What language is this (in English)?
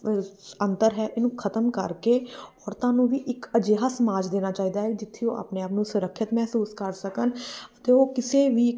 Punjabi